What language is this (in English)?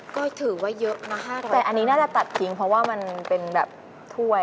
Thai